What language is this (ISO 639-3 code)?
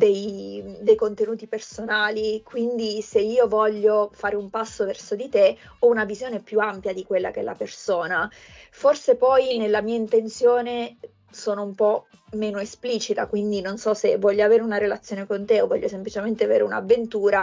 ita